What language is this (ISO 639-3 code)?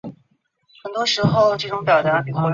zho